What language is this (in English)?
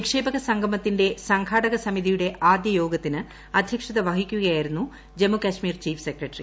Malayalam